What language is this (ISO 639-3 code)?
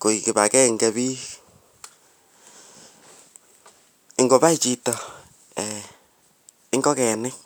kln